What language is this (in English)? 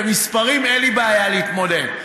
Hebrew